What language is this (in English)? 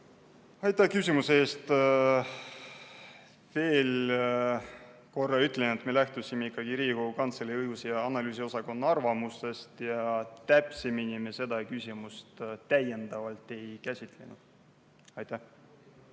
Estonian